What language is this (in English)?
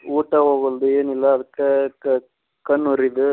Kannada